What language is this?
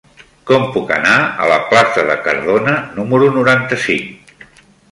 Catalan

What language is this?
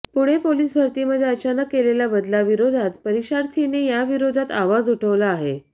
Marathi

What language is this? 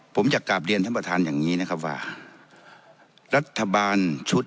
Thai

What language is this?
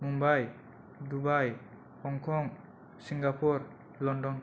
Bodo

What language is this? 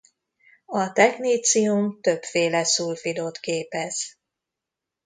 Hungarian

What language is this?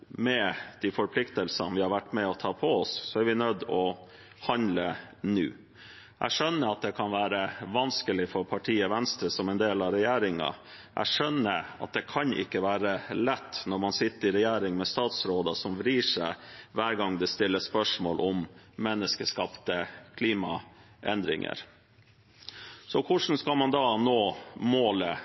Norwegian Bokmål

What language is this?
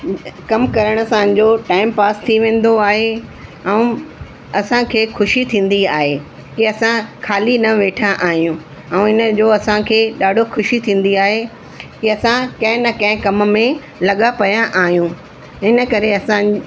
Sindhi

